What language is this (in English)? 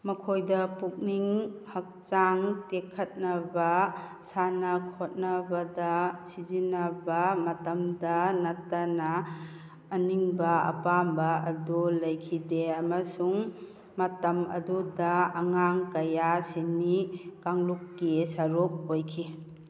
Manipuri